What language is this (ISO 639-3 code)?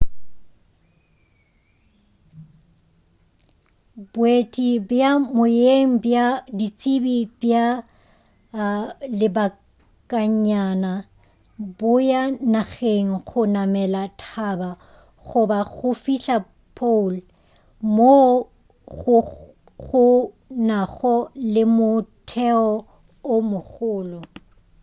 nso